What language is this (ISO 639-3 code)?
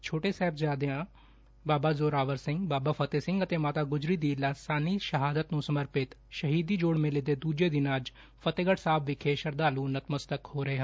pan